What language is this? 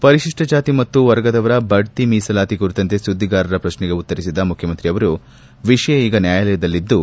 Kannada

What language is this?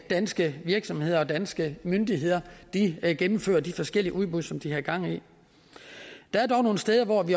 Danish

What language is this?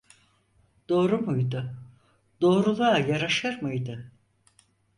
Turkish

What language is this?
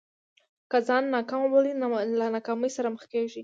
Pashto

